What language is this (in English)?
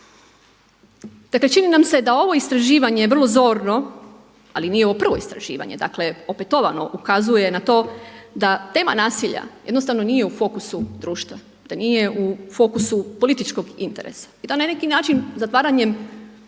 Croatian